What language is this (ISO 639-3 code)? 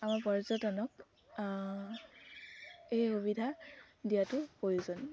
asm